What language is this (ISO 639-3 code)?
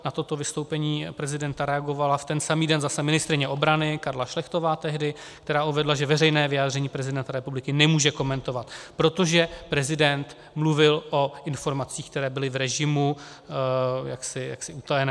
ces